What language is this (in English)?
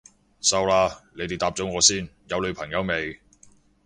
Cantonese